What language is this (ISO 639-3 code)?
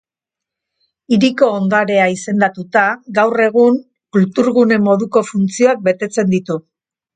eus